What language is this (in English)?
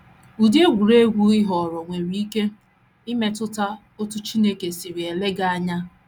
Igbo